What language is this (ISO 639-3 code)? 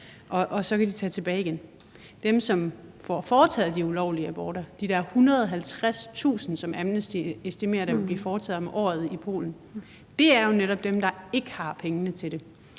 dan